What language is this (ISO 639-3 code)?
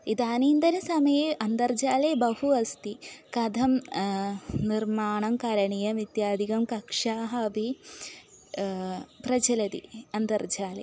san